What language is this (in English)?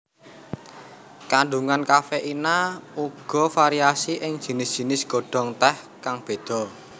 Javanese